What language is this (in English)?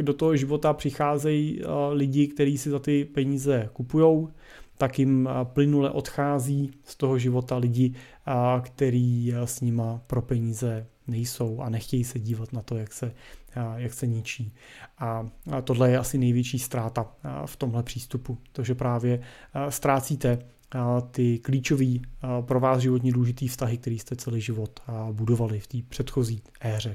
Czech